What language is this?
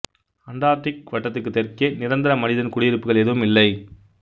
Tamil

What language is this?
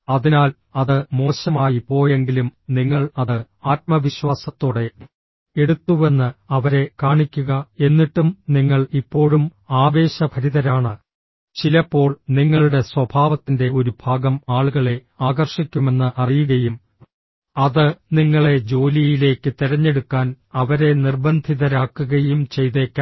Malayalam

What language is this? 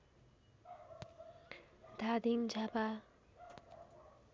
Nepali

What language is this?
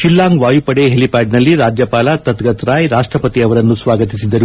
Kannada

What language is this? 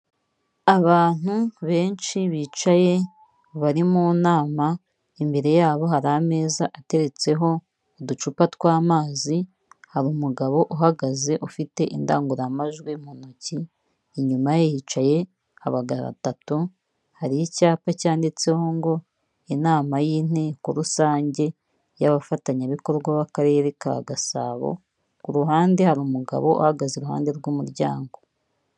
Kinyarwanda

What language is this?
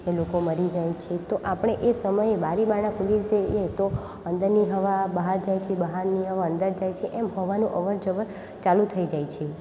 Gujarati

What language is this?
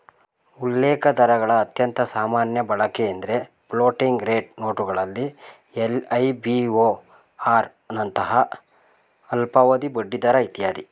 Kannada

